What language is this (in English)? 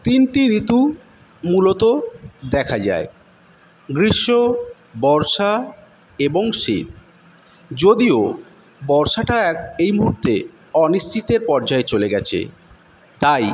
Bangla